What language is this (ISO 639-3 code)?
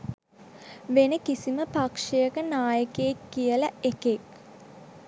sin